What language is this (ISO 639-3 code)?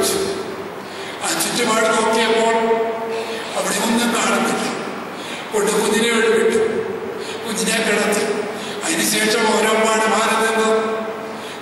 ron